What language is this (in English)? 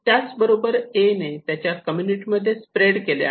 Marathi